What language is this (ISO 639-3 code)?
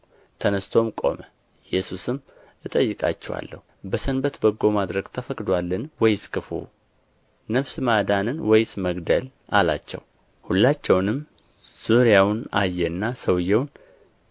amh